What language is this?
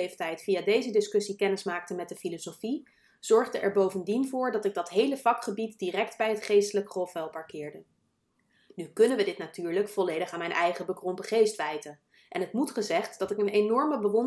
Dutch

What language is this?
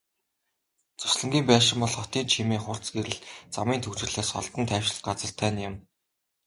Mongolian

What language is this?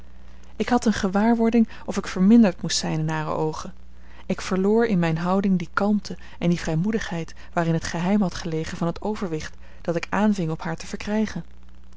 Dutch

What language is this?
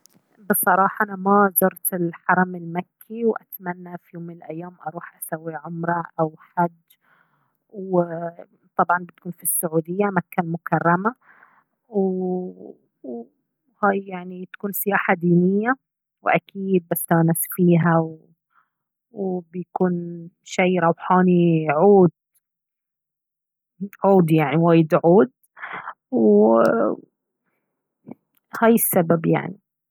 Baharna Arabic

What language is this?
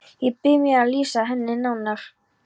Icelandic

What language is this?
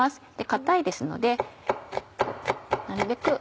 Japanese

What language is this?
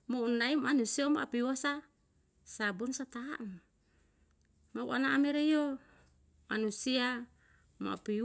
Yalahatan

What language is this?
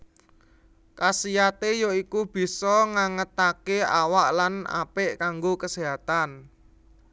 Javanese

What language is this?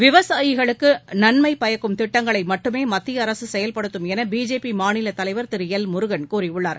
Tamil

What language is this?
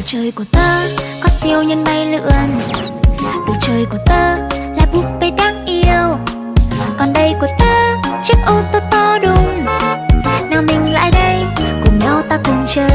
Vietnamese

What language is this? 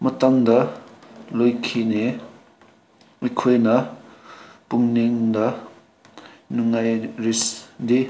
Manipuri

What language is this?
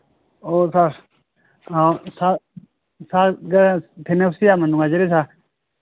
Manipuri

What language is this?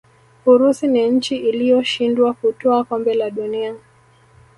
Swahili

